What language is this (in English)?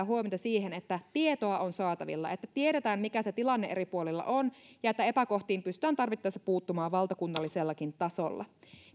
Finnish